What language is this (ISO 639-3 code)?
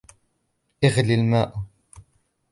ara